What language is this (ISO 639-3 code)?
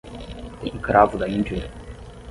por